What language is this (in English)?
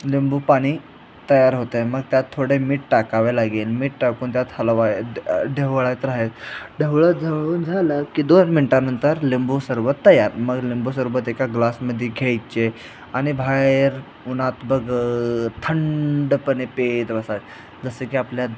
Marathi